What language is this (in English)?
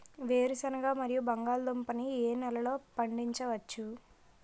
Telugu